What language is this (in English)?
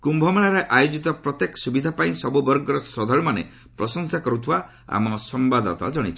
Odia